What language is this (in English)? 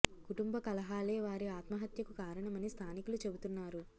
Telugu